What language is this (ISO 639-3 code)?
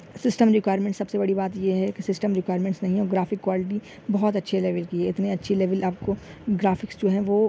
urd